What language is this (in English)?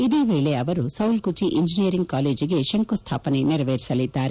Kannada